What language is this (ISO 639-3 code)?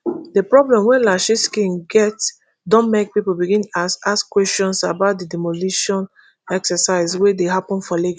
pcm